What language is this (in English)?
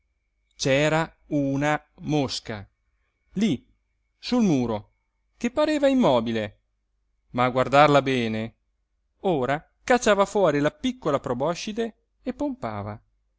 Italian